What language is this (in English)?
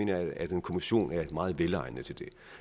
Danish